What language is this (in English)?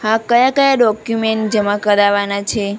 Gujarati